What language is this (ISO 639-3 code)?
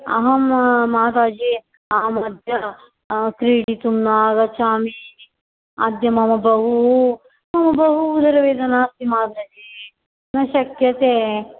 san